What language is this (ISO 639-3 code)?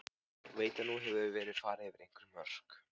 isl